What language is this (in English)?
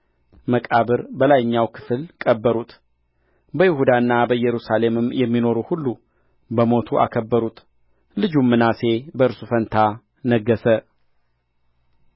Amharic